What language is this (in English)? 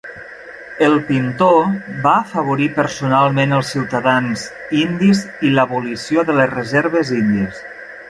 Catalan